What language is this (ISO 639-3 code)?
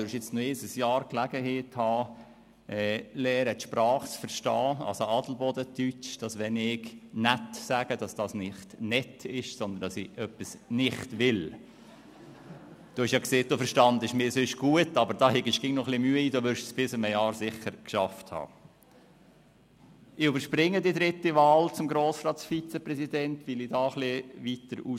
gsw